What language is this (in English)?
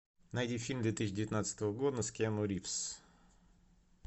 Russian